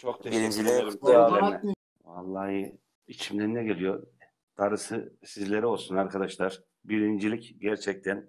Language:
Turkish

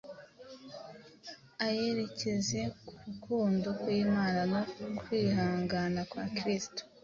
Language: Kinyarwanda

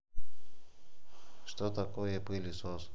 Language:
Russian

